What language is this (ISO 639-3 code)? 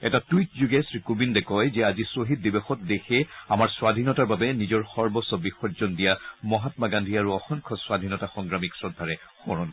asm